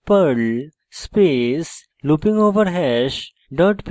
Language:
Bangla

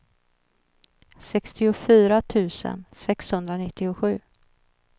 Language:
Swedish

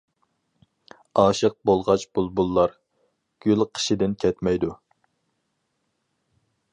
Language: Uyghur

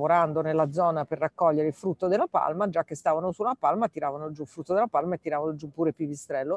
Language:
Italian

